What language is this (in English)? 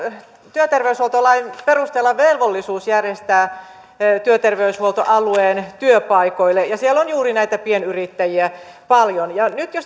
Finnish